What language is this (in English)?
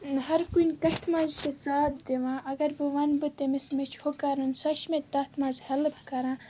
Kashmiri